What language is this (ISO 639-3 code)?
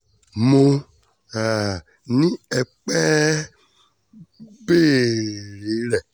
yor